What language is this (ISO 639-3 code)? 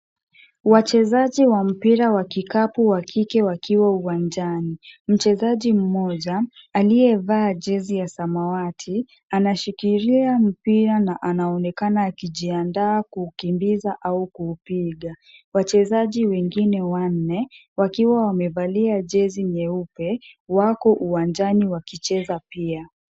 swa